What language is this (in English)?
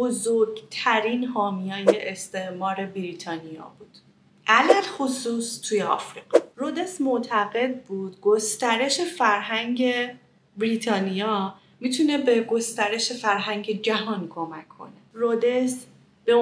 Persian